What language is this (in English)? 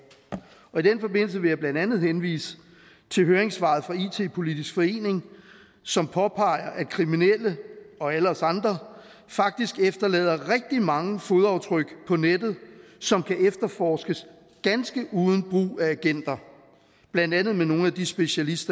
Danish